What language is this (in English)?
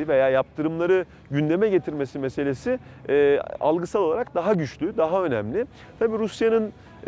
Turkish